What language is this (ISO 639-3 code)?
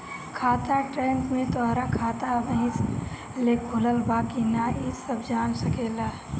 bho